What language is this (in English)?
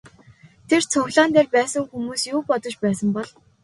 Mongolian